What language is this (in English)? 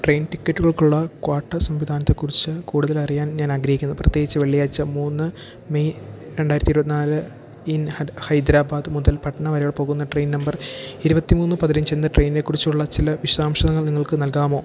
Malayalam